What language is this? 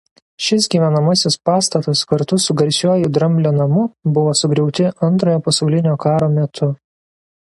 Lithuanian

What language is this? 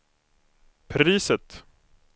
Swedish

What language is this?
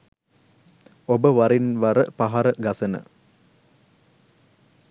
Sinhala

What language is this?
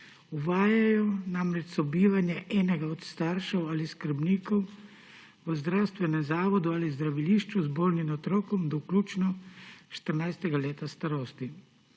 Slovenian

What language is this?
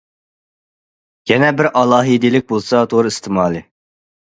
Uyghur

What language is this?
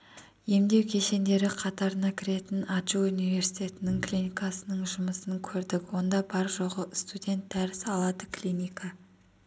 Kazakh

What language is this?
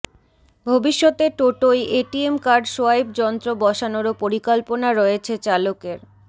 Bangla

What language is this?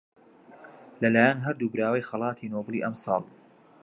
Central Kurdish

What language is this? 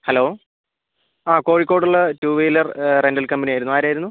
Malayalam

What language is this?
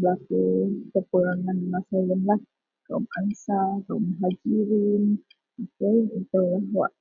Central Melanau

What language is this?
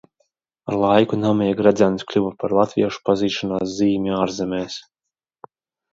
Latvian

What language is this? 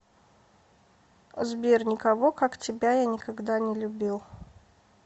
Russian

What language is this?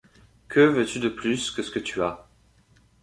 French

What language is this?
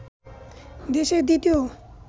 Bangla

